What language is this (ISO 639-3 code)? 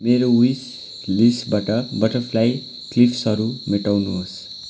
nep